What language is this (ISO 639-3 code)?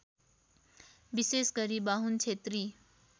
nep